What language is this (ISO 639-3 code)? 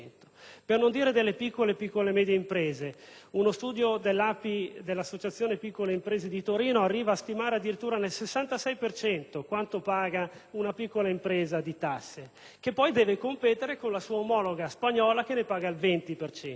ita